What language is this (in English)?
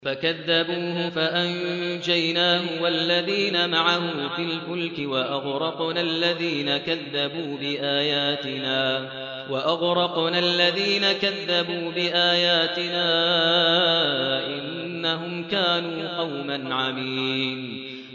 Arabic